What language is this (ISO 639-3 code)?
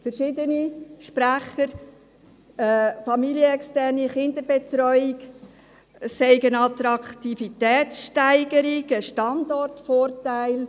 gsw